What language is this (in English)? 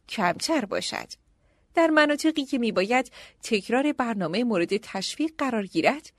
Persian